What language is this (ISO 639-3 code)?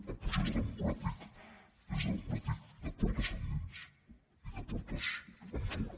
cat